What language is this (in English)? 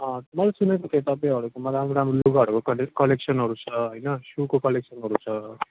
Nepali